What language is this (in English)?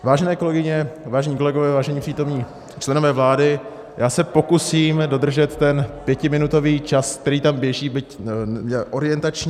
Czech